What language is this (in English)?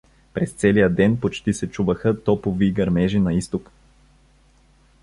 Bulgarian